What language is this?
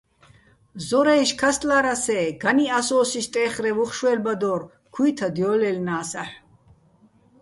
Bats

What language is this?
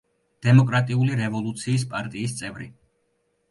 Georgian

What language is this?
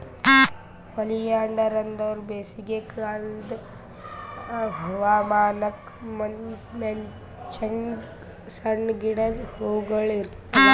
Kannada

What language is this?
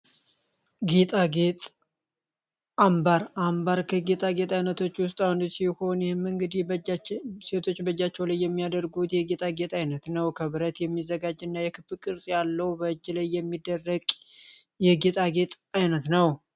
Amharic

